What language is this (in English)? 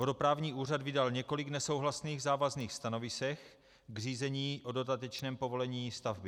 Czech